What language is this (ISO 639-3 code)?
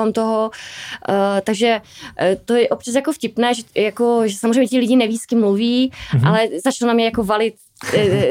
ces